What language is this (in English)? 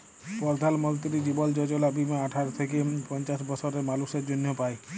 Bangla